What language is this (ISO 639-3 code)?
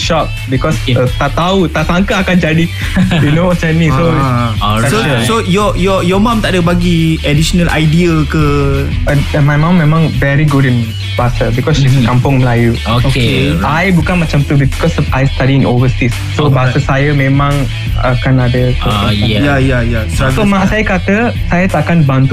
msa